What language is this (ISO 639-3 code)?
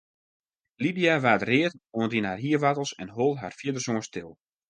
fry